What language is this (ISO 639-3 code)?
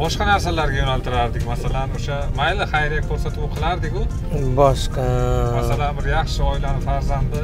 tur